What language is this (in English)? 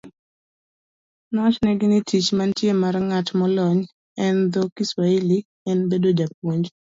Luo (Kenya and Tanzania)